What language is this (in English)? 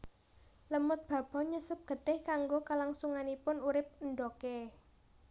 Javanese